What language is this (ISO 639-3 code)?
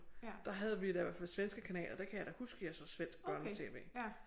dan